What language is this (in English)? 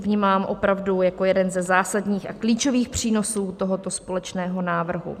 Czech